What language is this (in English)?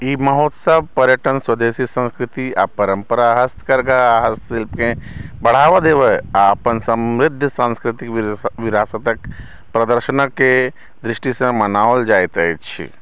Maithili